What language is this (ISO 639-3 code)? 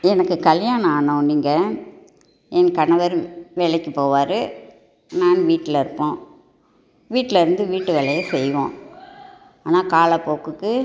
tam